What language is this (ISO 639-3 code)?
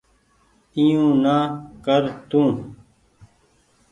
gig